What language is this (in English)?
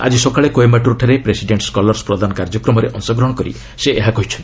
Odia